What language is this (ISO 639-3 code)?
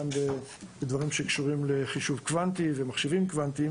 heb